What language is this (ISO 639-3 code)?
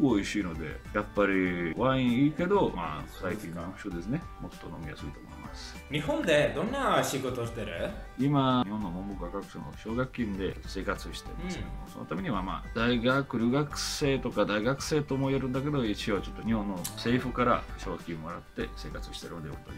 jpn